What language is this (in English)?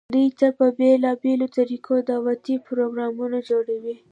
Pashto